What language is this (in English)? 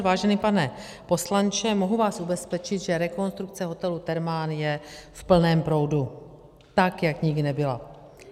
Czech